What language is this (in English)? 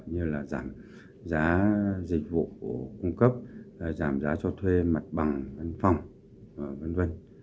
Vietnamese